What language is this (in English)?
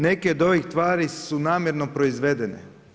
Croatian